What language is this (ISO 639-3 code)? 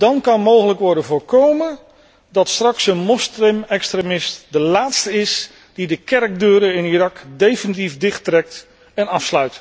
nld